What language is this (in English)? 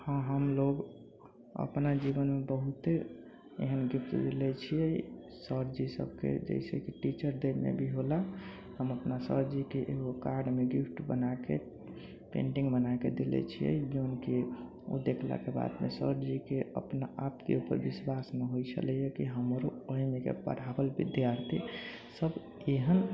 Maithili